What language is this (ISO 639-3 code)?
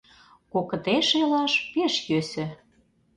chm